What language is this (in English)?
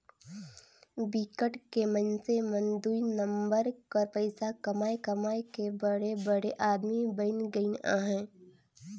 Chhattisgarhi